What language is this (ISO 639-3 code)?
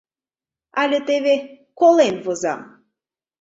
chm